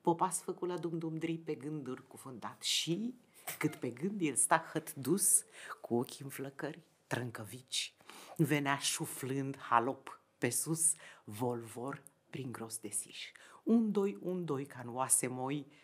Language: Romanian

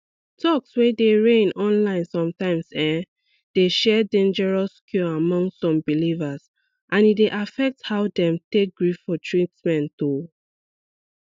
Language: Nigerian Pidgin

